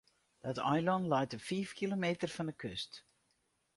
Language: Western Frisian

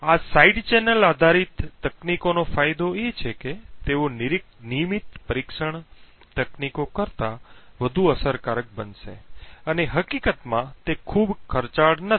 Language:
Gujarati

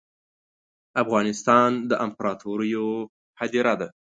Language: Pashto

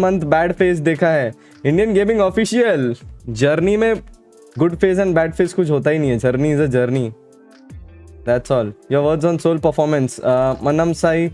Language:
Hindi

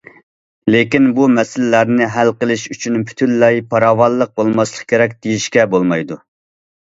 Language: Uyghur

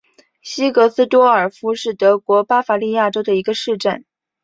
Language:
Chinese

